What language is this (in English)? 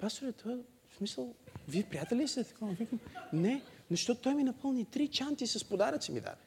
Bulgarian